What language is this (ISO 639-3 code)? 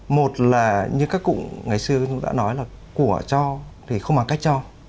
vie